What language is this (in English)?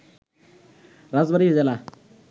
Bangla